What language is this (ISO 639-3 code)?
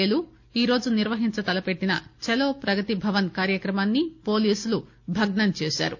tel